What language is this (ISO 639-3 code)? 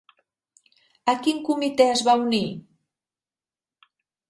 cat